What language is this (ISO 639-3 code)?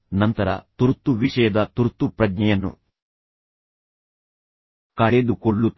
kan